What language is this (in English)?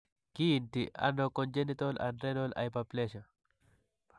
Kalenjin